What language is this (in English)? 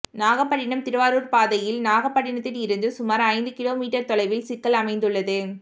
Tamil